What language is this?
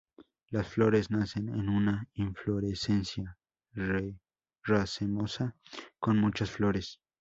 Spanish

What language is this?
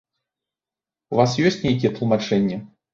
Belarusian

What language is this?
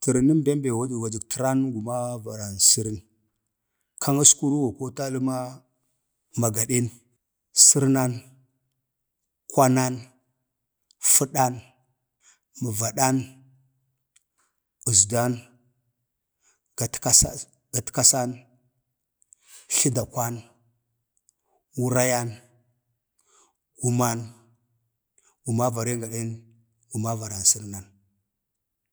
Bade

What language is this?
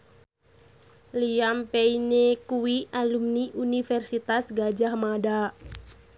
Javanese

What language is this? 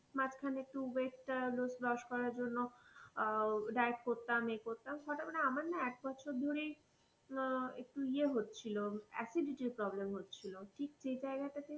Bangla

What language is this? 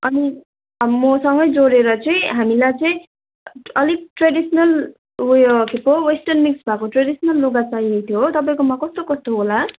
Nepali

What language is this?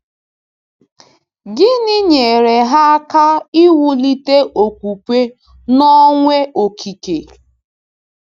Igbo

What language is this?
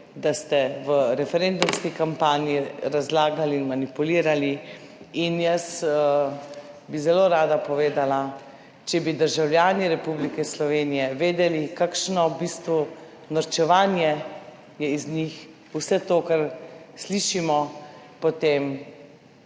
Slovenian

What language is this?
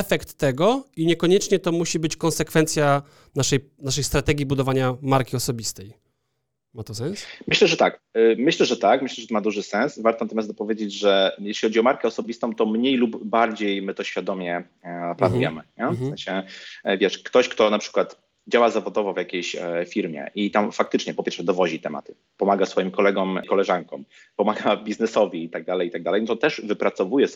Polish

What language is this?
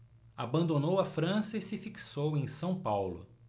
Portuguese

